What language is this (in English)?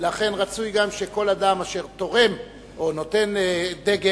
Hebrew